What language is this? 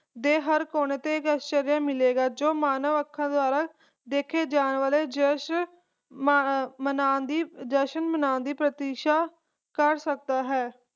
Punjabi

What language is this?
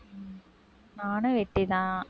Tamil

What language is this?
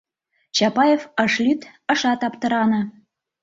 Mari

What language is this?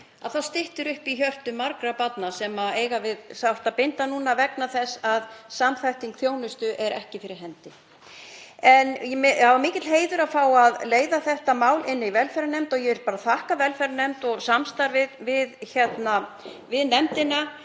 Icelandic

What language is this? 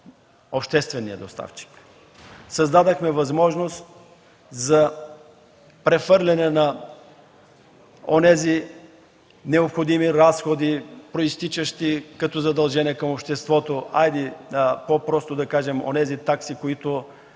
Bulgarian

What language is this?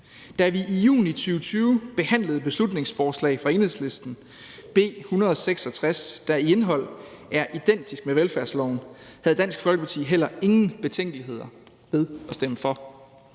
Danish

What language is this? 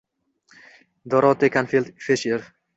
Uzbek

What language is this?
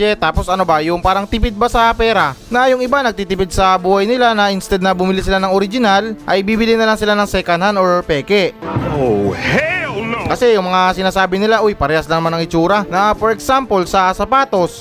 Filipino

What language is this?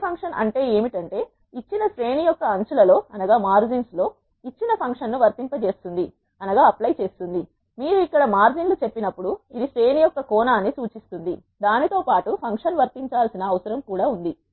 Telugu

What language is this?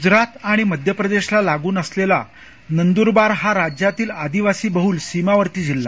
Marathi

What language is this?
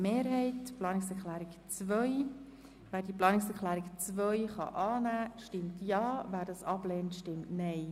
Swiss German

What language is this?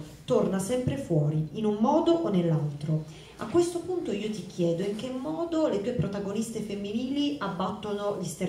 Italian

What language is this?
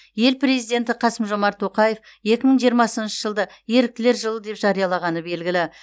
Kazakh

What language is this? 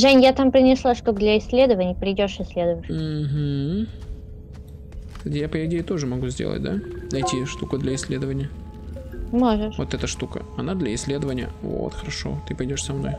Russian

